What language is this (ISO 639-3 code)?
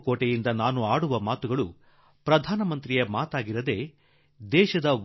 kan